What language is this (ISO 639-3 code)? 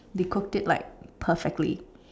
eng